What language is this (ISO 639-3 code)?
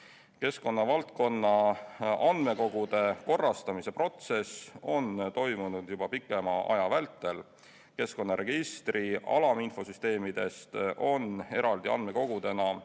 est